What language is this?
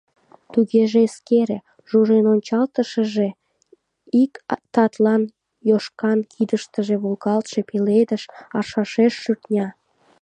Mari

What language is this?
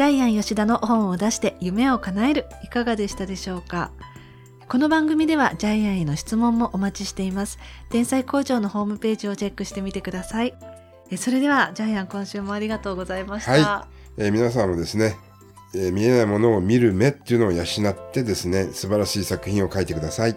Japanese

